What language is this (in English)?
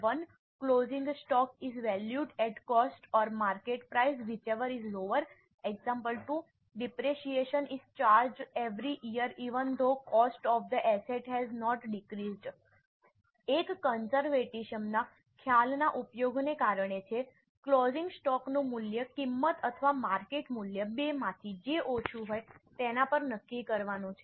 Gujarati